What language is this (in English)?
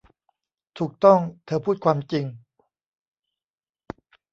Thai